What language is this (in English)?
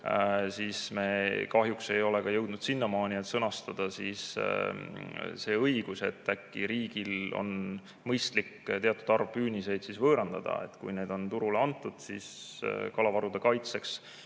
Estonian